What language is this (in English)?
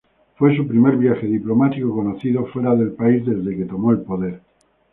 Spanish